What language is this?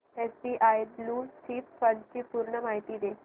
Marathi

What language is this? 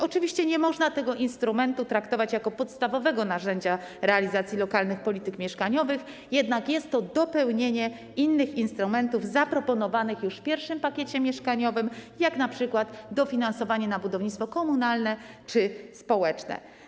Polish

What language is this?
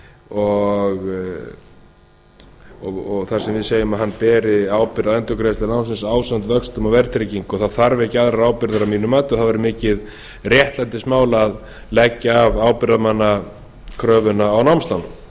Icelandic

